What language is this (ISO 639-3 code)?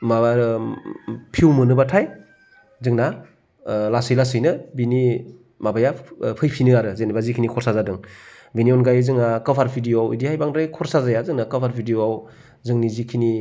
brx